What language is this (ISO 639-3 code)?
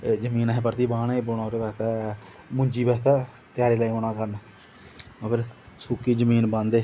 doi